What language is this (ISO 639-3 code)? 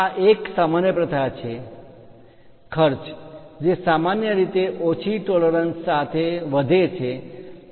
guj